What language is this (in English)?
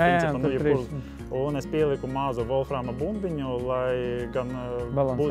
Latvian